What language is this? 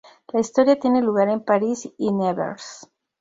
Spanish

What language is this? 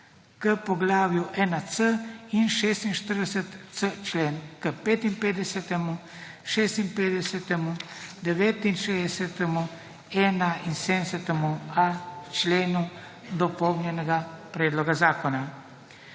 Slovenian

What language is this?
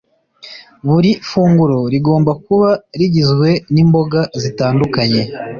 Kinyarwanda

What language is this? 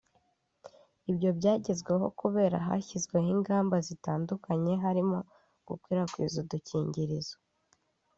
Kinyarwanda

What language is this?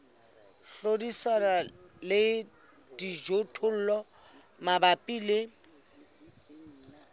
Southern Sotho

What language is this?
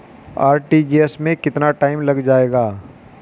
Hindi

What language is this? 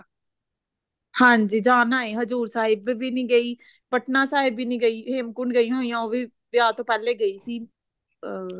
Punjabi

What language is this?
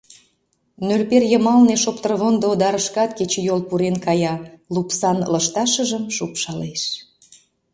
Mari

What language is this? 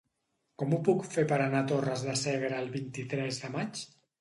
Catalan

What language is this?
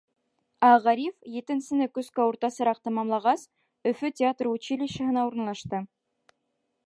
Bashkir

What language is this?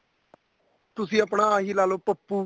Punjabi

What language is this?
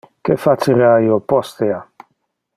Interlingua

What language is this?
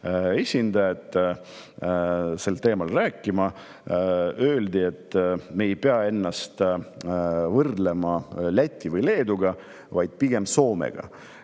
Estonian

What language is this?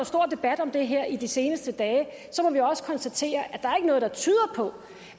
Danish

